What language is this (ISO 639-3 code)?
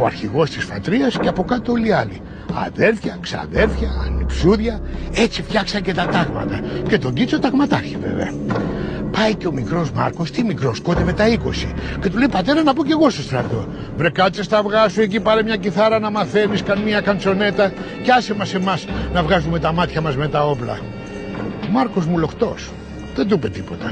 ell